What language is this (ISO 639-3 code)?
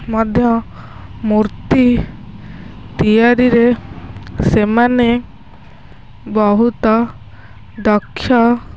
ori